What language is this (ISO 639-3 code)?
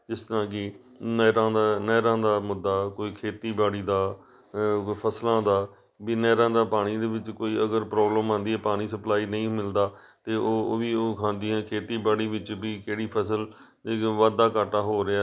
pan